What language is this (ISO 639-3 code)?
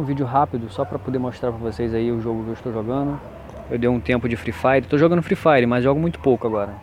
por